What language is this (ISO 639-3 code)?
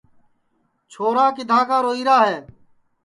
ssi